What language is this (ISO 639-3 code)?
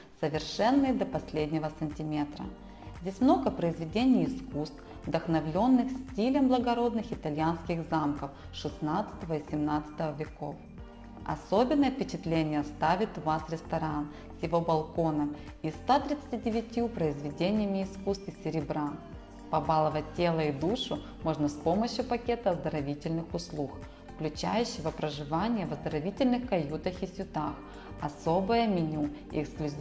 rus